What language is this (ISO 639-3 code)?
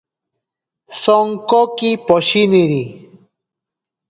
prq